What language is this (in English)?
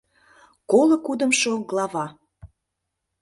Mari